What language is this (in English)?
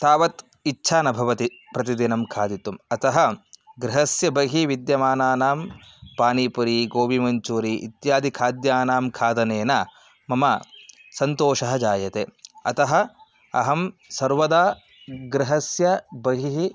Sanskrit